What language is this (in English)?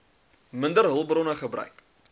Afrikaans